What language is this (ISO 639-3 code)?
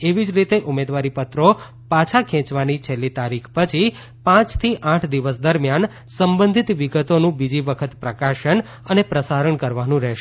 guj